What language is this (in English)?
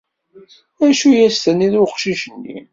Kabyle